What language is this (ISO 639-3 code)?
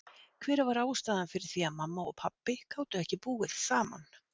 isl